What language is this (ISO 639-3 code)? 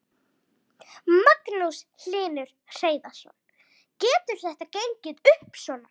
isl